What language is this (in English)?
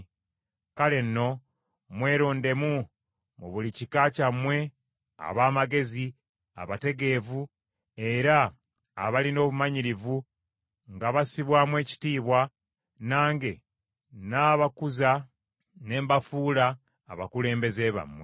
Ganda